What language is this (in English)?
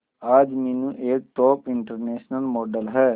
Hindi